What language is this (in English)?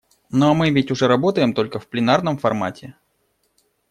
Russian